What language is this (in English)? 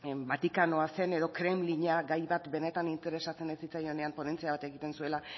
Basque